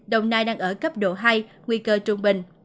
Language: Vietnamese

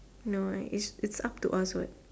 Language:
English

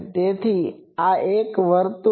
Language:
Gujarati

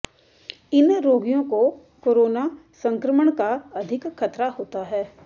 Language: Hindi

